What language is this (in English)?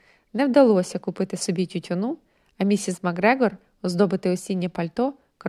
Ukrainian